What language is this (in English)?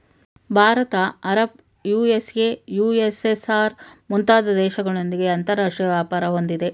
Kannada